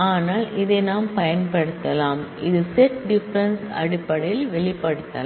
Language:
Tamil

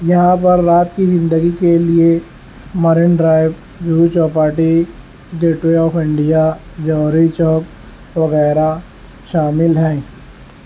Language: Urdu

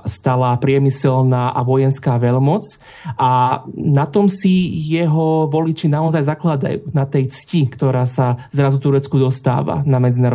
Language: Slovak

